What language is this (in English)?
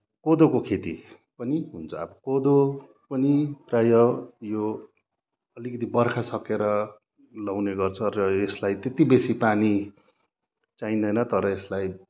Nepali